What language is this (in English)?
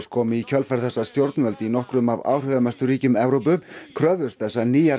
Icelandic